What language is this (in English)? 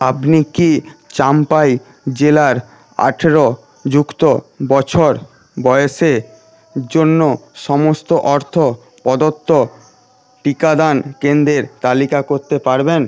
Bangla